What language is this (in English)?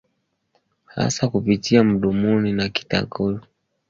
Swahili